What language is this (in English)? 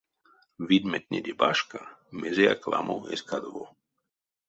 Erzya